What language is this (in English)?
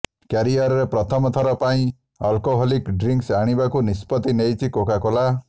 Odia